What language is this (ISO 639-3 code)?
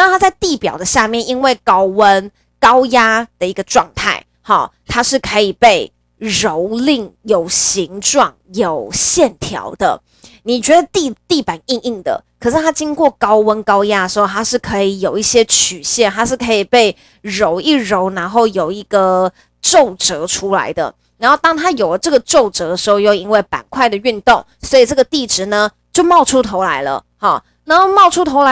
zho